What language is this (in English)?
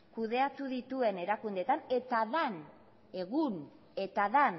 Basque